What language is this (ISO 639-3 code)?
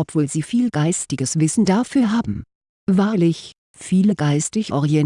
deu